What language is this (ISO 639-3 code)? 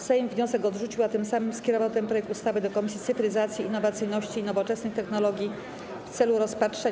pol